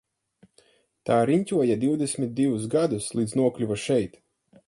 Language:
Latvian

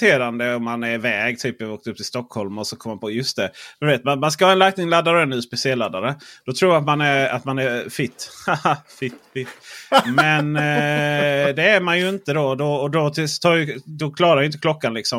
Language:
Swedish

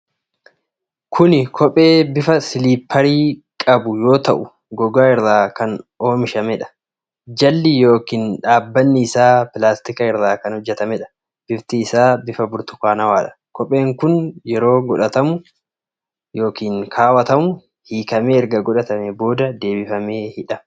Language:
Oromo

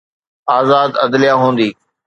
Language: Sindhi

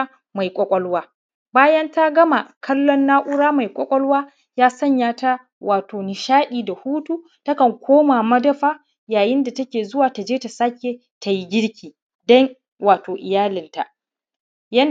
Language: Hausa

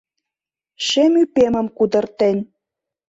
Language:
Mari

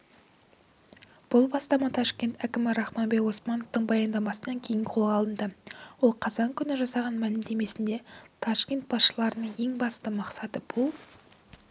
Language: Kazakh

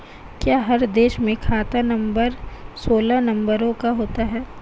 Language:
Hindi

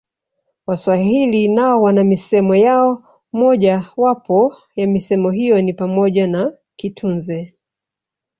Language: Swahili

